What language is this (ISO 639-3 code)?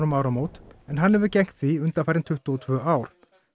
isl